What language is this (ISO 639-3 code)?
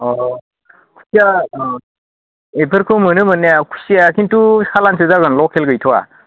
brx